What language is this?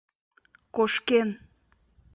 Mari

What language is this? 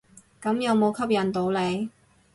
Cantonese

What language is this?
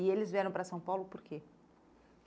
Portuguese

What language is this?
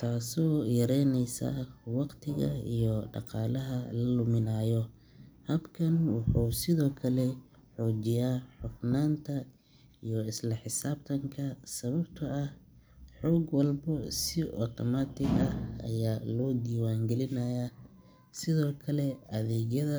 Somali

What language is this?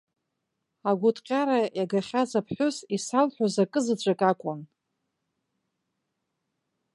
Abkhazian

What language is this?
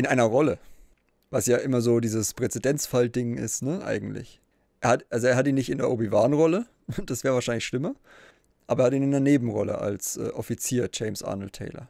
German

